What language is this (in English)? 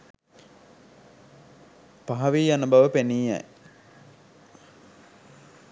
Sinhala